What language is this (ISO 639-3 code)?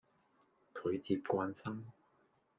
yue